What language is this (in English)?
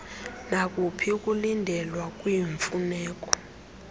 Xhosa